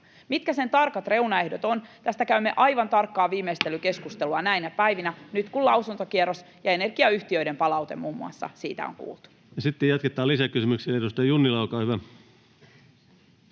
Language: Finnish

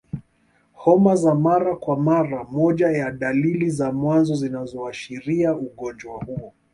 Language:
Swahili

